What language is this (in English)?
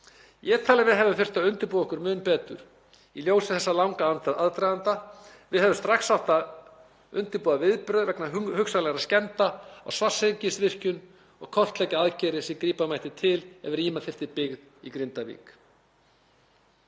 Icelandic